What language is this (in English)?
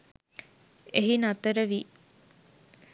Sinhala